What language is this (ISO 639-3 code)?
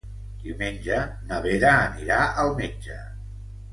cat